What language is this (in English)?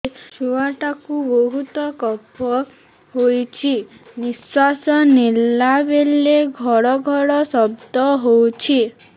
Odia